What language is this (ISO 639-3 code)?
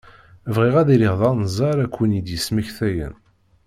kab